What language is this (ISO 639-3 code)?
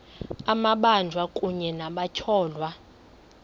xho